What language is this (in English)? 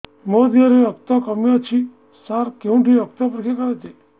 Odia